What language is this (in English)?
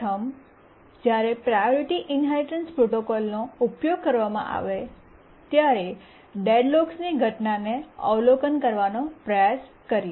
Gujarati